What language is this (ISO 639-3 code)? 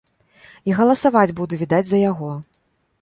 bel